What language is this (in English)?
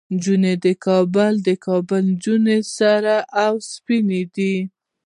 Pashto